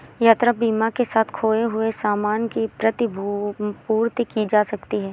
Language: Hindi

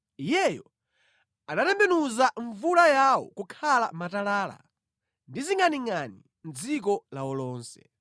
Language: Nyanja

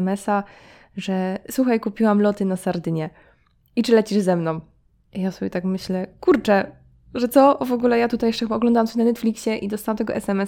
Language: Polish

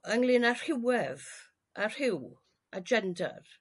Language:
Welsh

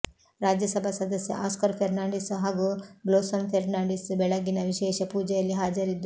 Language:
Kannada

